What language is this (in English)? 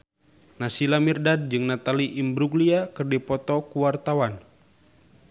Sundanese